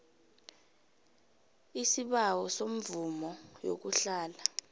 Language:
South Ndebele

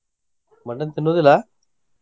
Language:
Kannada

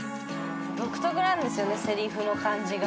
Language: Japanese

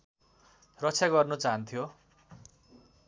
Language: Nepali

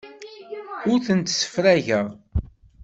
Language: Kabyle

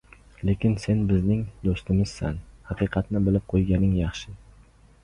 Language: Uzbek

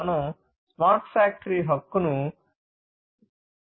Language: Telugu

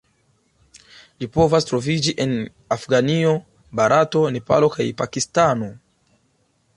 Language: Esperanto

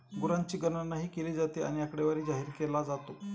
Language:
Marathi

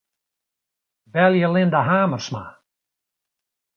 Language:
Western Frisian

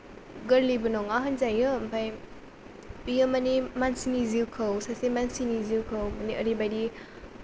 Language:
Bodo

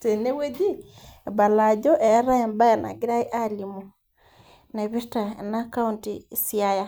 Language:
Masai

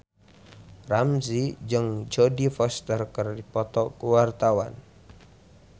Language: Sundanese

